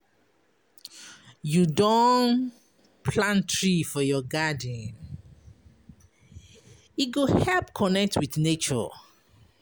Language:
Nigerian Pidgin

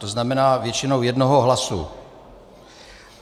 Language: Czech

